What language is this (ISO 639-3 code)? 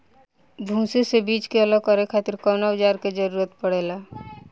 bho